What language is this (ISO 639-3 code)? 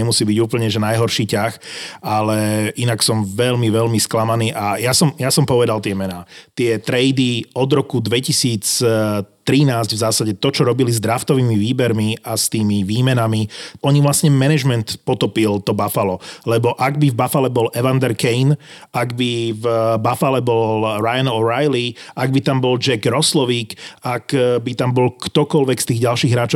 slk